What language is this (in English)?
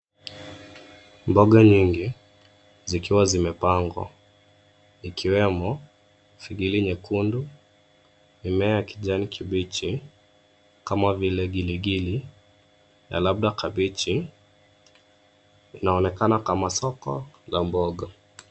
Swahili